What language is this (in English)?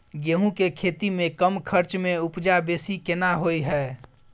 Maithili